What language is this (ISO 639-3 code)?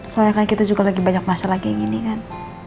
ind